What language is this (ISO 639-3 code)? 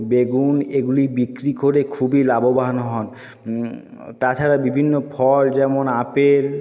ben